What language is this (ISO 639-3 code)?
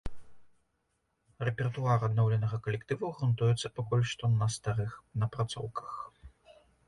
bel